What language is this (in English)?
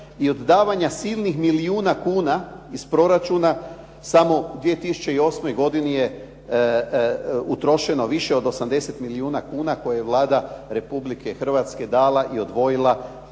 Croatian